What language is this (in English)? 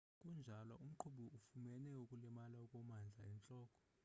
Xhosa